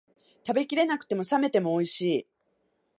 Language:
Japanese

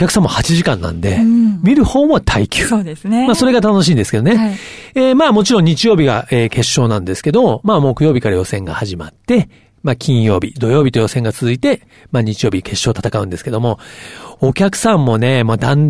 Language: Japanese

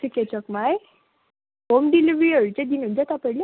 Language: Nepali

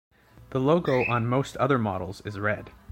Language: English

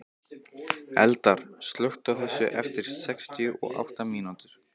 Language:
Icelandic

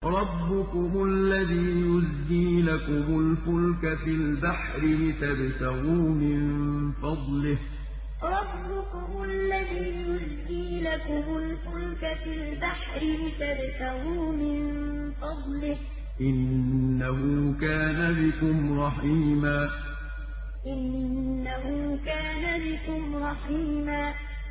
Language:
Arabic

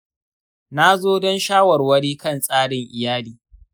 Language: Hausa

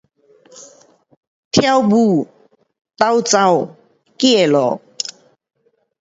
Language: Pu-Xian Chinese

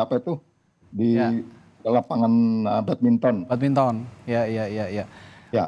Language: Indonesian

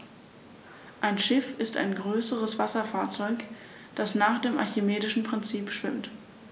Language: German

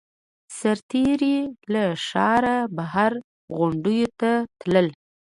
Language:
Pashto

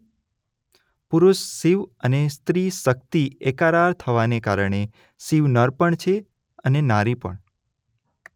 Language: Gujarati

